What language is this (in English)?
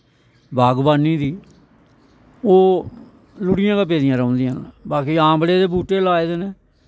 Dogri